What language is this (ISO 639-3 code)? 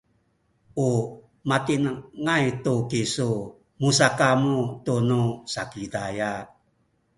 szy